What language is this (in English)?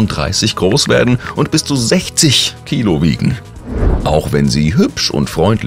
German